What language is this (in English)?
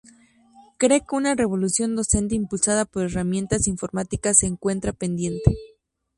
Spanish